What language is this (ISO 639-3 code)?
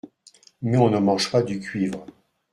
fra